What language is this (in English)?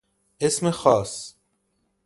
Persian